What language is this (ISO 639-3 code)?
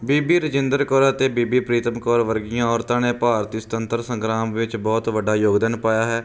pan